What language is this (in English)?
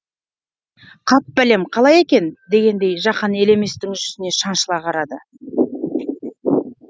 Kazakh